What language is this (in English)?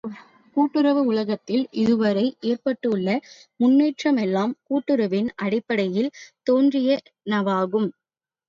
Tamil